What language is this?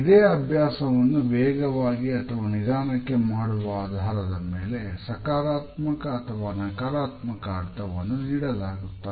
Kannada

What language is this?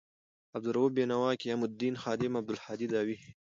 Pashto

